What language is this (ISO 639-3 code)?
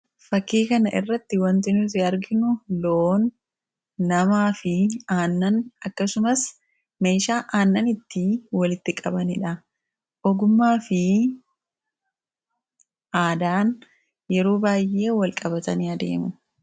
orm